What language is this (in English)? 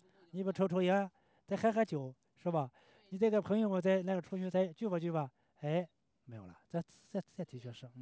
Chinese